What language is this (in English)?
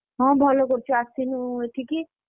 Odia